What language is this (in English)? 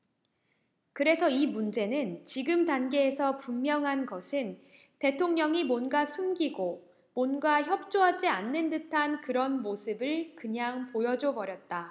Korean